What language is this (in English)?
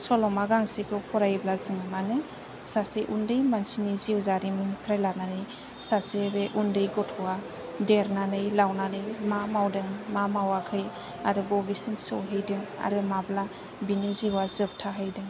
Bodo